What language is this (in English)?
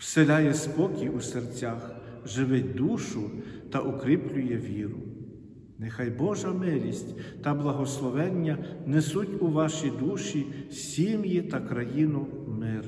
Ukrainian